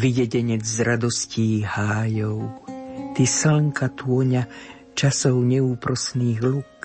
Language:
Slovak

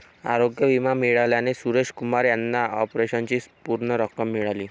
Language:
Marathi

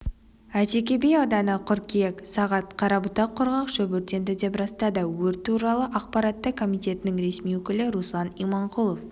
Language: Kazakh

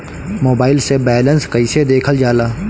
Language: Bhojpuri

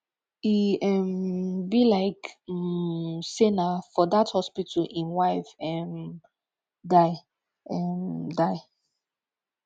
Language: Nigerian Pidgin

